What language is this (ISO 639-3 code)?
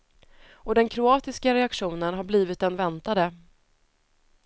swe